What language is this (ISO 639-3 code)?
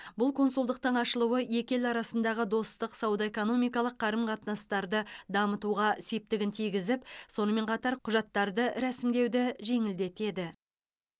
kaz